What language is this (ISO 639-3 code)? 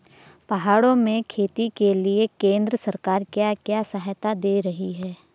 hin